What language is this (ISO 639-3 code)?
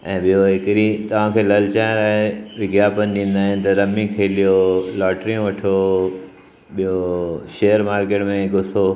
snd